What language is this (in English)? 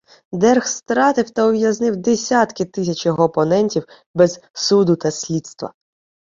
Ukrainian